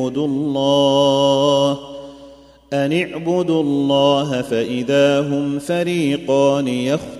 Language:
Arabic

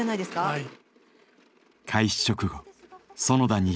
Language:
Japanese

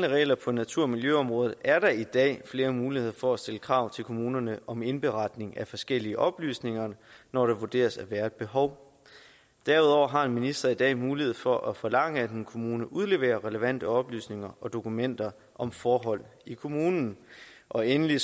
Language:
Danish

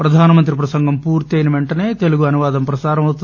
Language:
Telugu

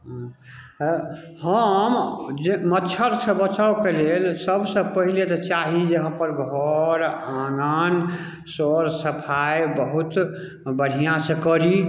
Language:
Maithili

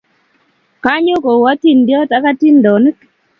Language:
Kalenjin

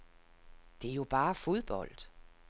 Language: Danish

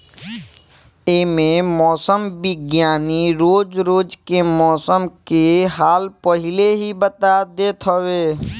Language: Bhojpuri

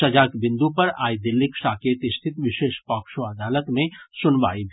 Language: Maithili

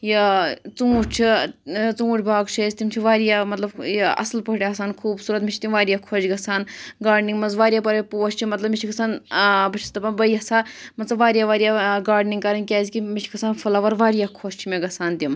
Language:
Kashmiri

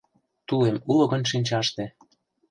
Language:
Mari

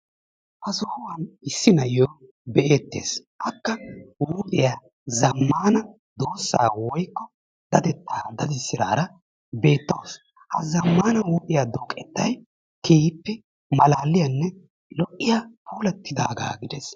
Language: Wolaytta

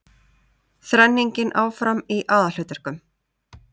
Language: Icelandic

